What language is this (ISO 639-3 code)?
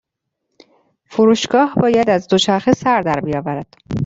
fas